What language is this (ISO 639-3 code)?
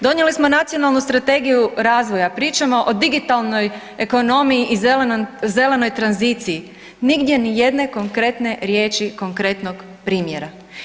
hrv